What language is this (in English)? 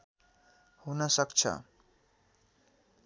Nepali